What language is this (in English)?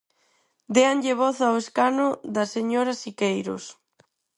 Galician